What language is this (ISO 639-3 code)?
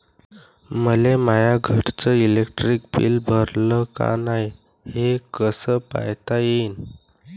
mar